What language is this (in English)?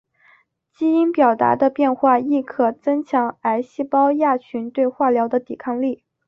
Chinese